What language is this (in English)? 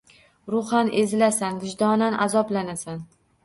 Uzbek